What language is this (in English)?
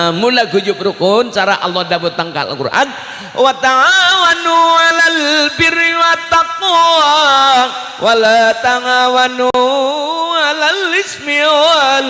Indonesian